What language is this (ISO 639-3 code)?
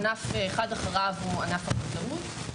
heb